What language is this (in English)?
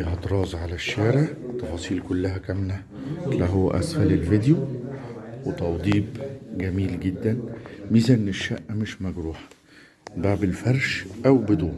Arabic